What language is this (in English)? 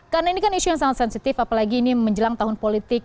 Indonesian